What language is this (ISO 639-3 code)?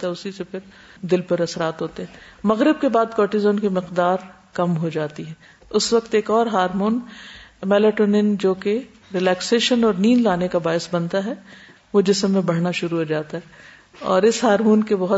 urd